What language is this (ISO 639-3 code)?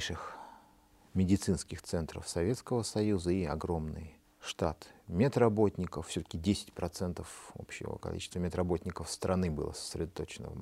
rus